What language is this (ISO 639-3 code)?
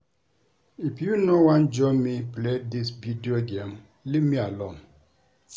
pcm